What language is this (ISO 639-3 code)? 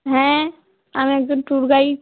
ben